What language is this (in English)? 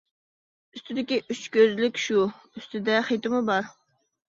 Uyghur